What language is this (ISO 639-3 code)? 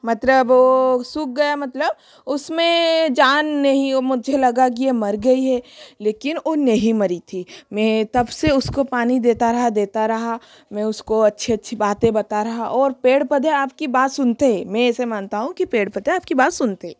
hin